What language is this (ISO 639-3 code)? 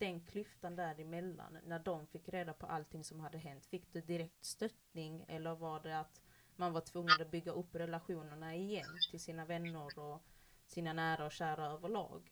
swe